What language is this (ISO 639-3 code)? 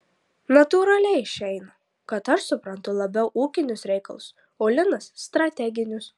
lit